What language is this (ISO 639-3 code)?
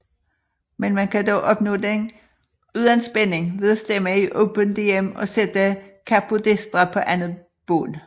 dan